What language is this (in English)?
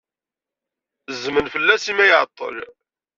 Kabyle